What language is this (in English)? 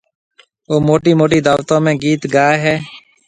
Marwari (Pakistan)